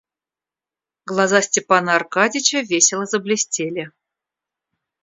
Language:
Russian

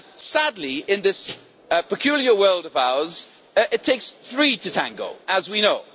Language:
English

